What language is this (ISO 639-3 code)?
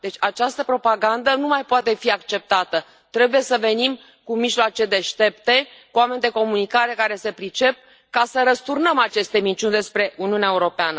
ron